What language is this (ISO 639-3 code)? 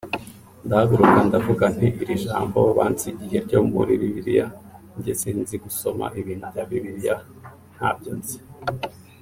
kin